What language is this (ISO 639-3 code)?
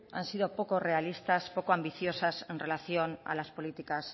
spa